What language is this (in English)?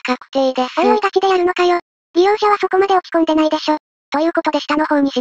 Japanese